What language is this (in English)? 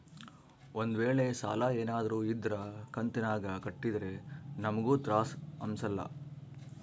Kannada